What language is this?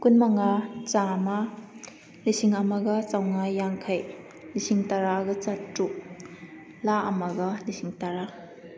Manipuri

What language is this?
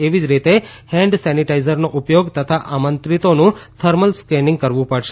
Gujarati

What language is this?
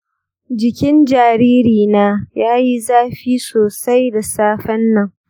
Hausa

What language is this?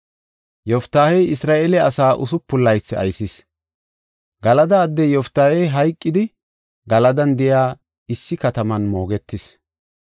Gofa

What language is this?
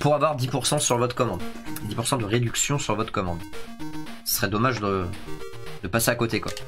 French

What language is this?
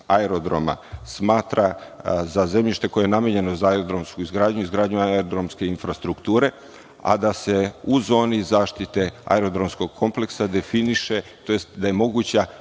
Serbian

